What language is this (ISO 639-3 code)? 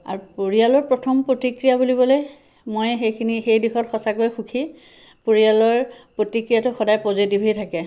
asm